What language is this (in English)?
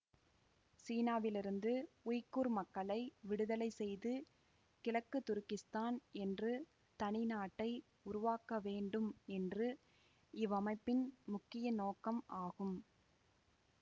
Tamil